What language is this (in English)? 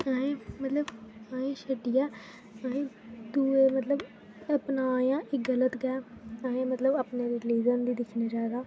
Dogri